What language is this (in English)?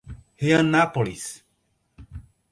Portuguese